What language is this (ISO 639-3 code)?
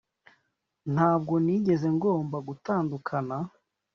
kin